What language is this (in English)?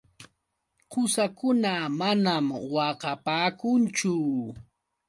Yauyos Quechua